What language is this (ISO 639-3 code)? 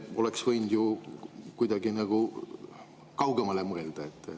est